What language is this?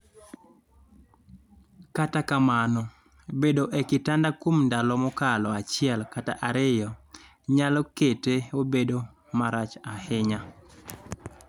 Luo (Kenya and Tanzania)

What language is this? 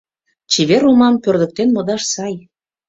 Mari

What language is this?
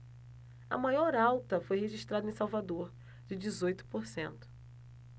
Portuguese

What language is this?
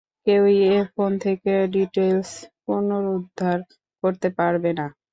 Bangla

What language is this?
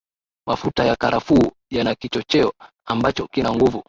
Swahili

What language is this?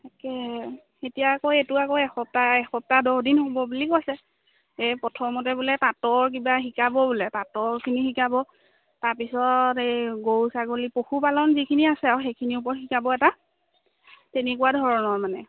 Assamese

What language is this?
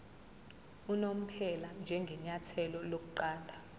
Zulu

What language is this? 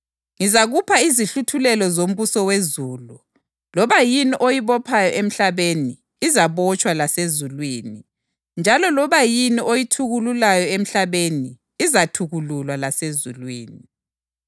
North Ndebele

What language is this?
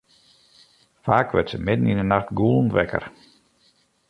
Western Frisian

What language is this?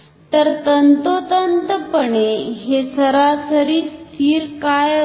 Marathi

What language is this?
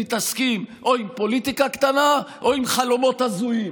Hebrew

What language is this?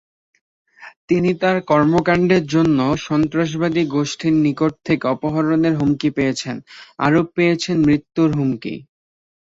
Bangla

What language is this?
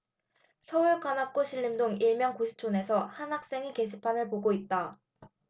Korean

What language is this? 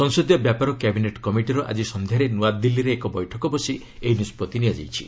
Odia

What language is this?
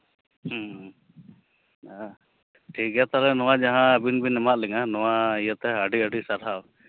Santali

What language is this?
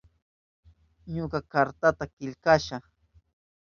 Southern Pastaza Quechua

